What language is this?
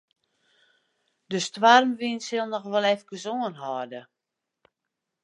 Western Frisian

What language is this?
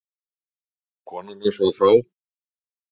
Icelandic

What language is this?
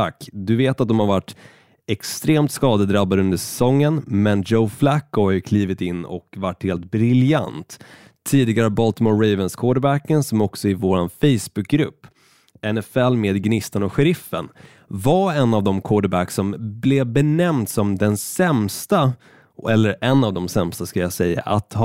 Swedish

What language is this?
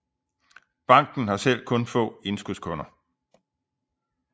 Danish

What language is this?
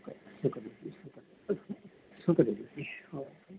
Punjabi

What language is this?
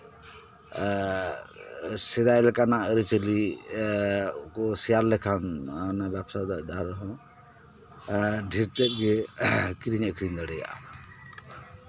Santali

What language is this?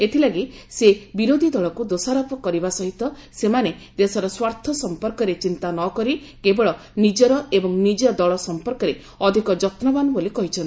Odia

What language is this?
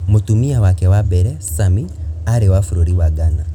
Kikuyu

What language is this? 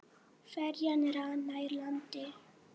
Icelandic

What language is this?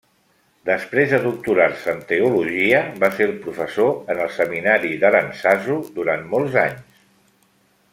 Catalan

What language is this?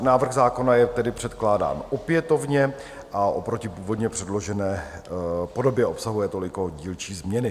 Czech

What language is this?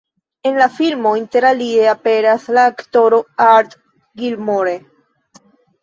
Esperanto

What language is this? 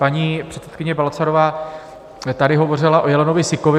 Czech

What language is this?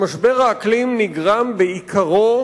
Hebrew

